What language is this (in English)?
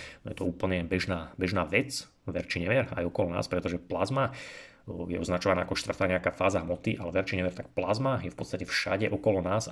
Slovak